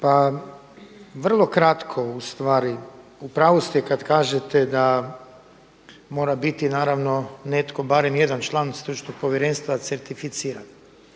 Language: Croatian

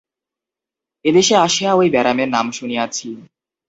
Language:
Bangla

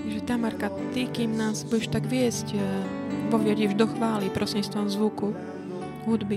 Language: Slovak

